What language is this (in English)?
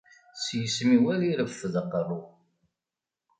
Kabyle